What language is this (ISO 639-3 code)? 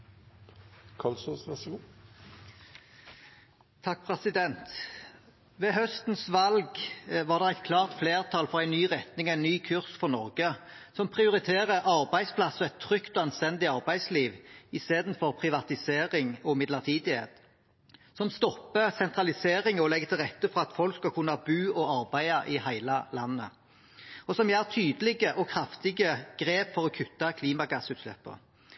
nor